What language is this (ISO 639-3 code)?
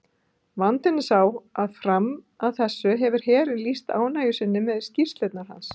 isl